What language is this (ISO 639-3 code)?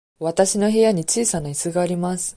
jpn